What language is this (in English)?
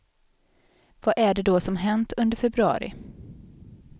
Swedish